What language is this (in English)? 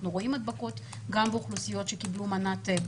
Hebrew